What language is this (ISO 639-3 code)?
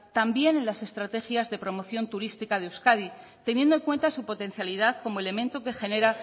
spa